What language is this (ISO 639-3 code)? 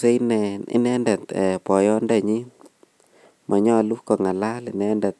kln